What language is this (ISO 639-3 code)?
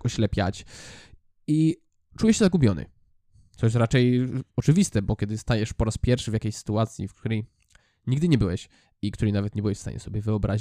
pol